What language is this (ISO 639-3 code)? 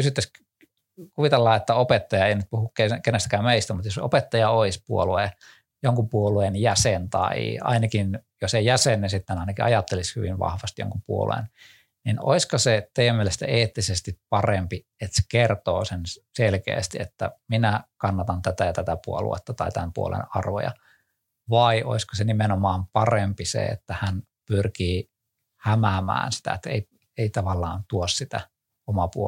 fin